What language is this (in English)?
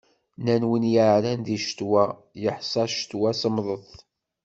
Kabyle